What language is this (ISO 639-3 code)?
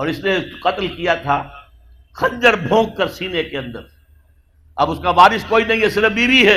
urd